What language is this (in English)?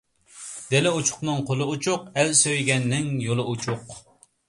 Uyghur